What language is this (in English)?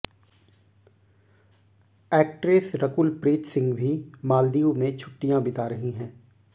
Hindi